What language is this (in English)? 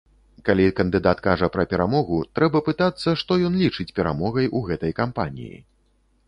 Belarusian